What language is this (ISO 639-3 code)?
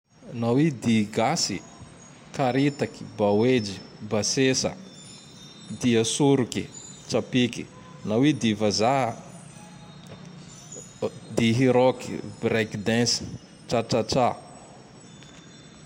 tdx